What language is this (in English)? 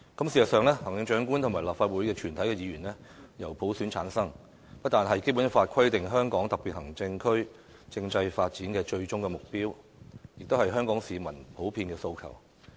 Cantonese